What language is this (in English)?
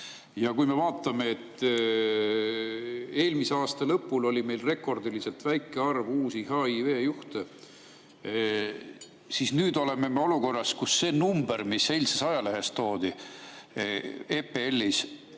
Estonian